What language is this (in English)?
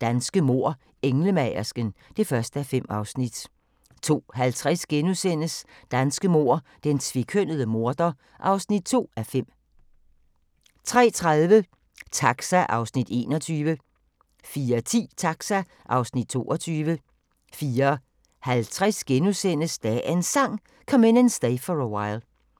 Danish